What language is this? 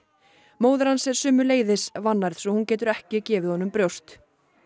Icelandic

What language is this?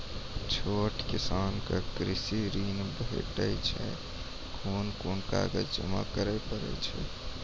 Maithili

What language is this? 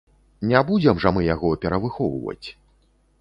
Belarusian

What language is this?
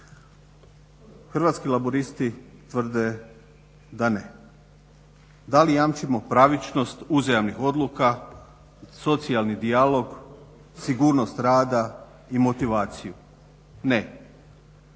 Croatian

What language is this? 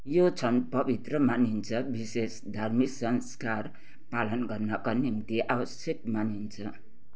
Nepali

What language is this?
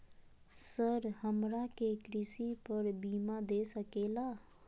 Magahi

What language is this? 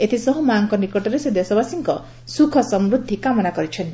Odia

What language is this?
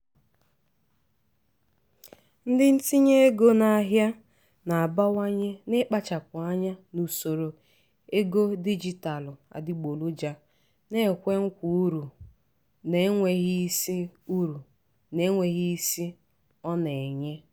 Igbo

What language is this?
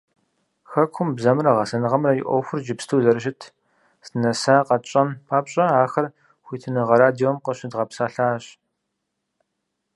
Kabardian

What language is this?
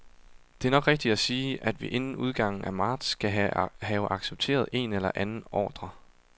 Danish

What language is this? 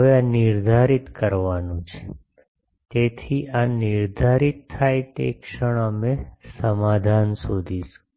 Gujarati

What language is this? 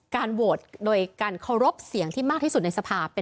Thai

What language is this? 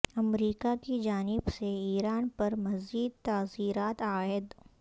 Urdu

